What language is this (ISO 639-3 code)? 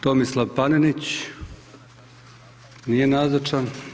hrv